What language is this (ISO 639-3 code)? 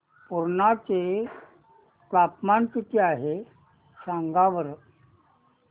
mar